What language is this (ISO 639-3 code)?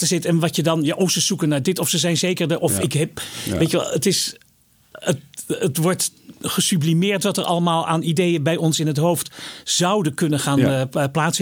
nld